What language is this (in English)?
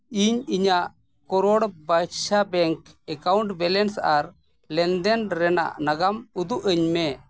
Santali